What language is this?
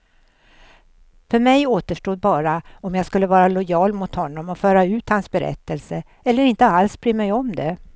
Swedish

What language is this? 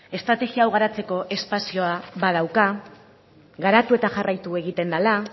Basque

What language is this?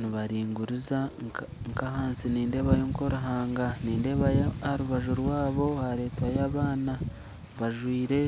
Nyankole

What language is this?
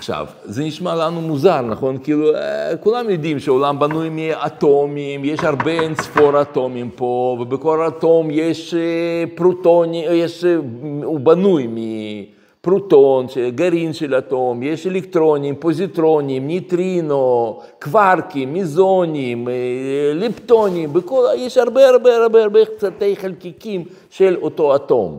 Hebrew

